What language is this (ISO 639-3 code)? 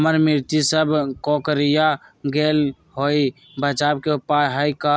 mag